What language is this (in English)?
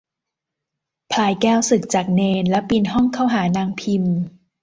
Thai